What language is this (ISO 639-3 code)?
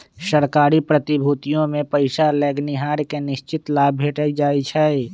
mag